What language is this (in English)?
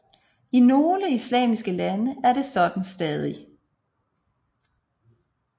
Danish